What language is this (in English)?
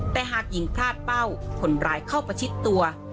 Thai